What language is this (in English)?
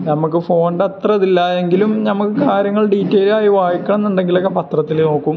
Malayalam